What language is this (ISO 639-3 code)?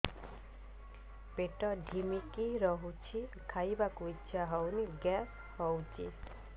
ori